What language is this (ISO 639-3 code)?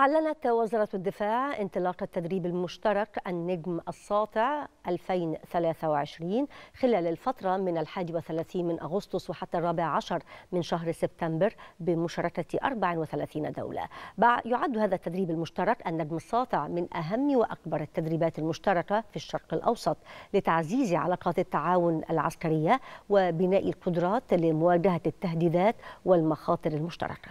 ara